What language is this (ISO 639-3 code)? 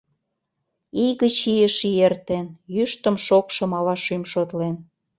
chm